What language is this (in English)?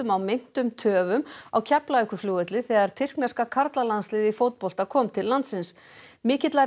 Icelandic